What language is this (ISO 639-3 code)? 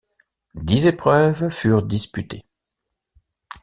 fra